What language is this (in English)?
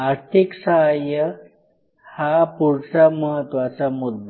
Marathi